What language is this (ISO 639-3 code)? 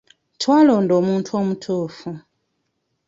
lug